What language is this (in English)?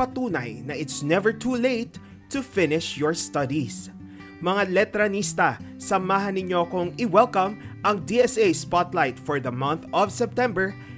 Filipino